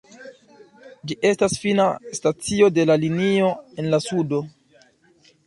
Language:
Esperanto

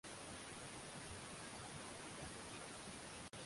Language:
Swahili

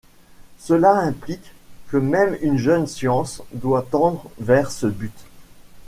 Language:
French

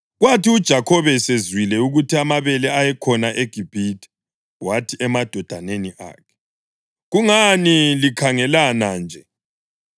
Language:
North Ndebele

